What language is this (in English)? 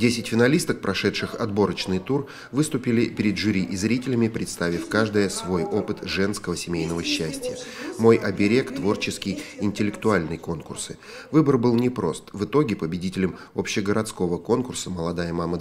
Russian